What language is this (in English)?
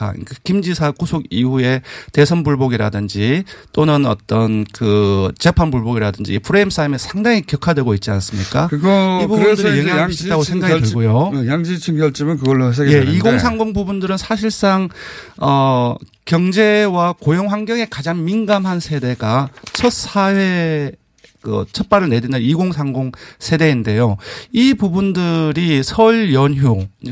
Korean